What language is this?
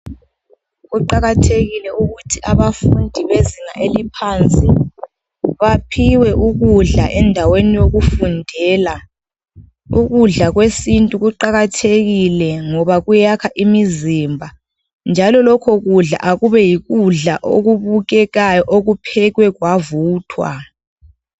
North Ndebele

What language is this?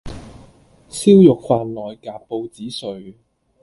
Cantonese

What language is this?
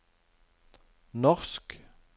Norwegian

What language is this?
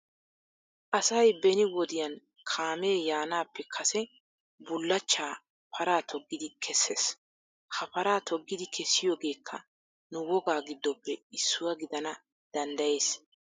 Wolaytta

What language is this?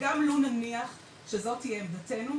Hebrew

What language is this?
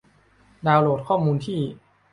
Thai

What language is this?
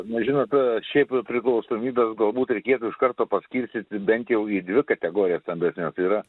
Lithuanian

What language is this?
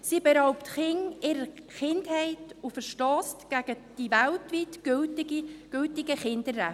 Swiss German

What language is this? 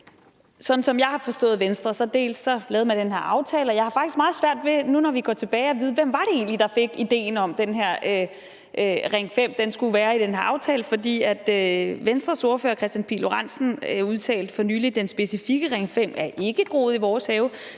Danish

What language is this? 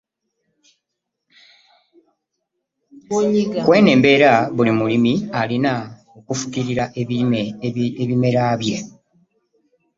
Ganda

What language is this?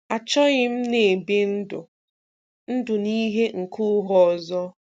Igbo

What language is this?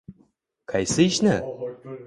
Uzbek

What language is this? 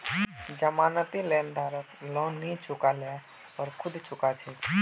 Magahi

